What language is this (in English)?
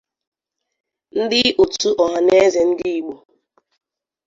Igbo